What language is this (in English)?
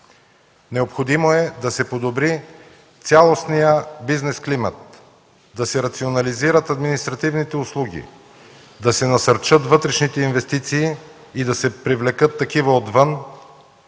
Bulgarian